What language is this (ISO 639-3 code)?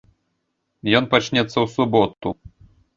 bel